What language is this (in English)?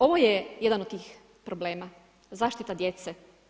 Croatian